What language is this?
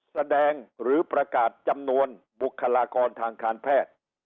Thai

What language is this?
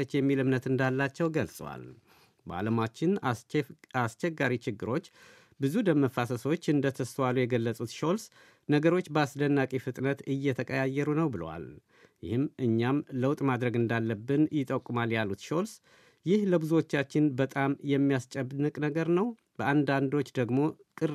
Amharic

